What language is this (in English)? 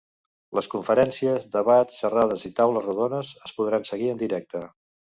Catalan